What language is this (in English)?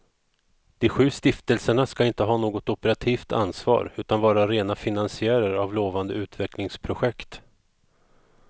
Swedish